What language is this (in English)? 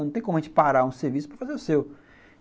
Portuguese